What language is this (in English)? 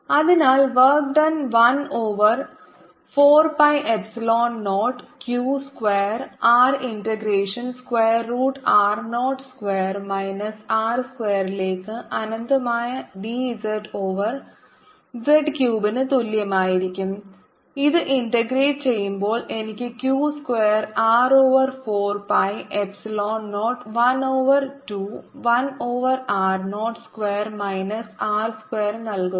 Malayalam